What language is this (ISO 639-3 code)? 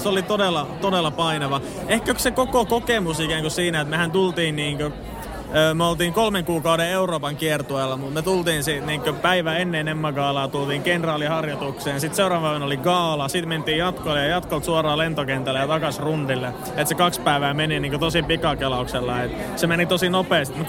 fin